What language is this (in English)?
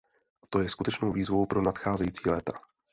Czech